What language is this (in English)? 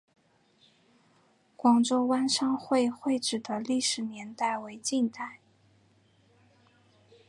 Chinese